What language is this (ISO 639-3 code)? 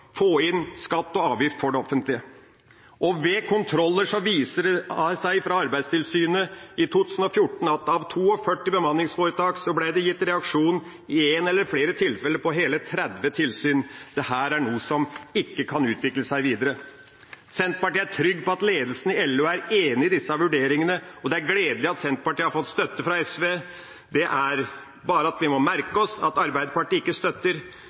nob